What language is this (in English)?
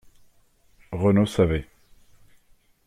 French